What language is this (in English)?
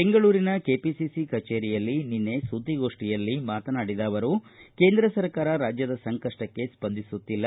Kannada